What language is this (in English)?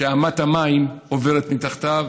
Hebrew